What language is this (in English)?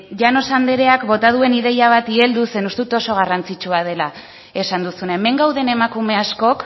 Basque